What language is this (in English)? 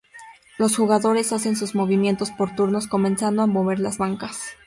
Spanish